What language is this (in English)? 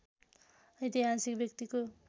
Nepali